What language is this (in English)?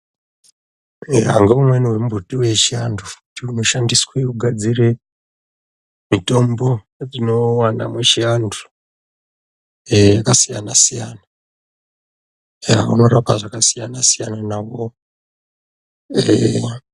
Ndau